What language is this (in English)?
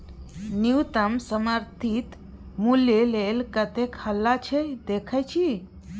Maithili